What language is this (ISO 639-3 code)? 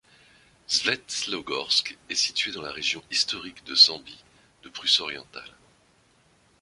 fra